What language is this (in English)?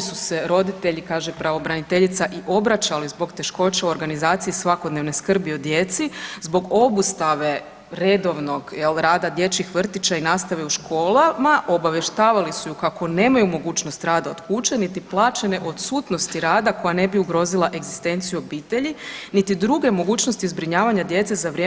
Croatian